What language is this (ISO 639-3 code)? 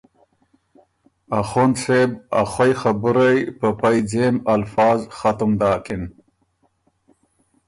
oru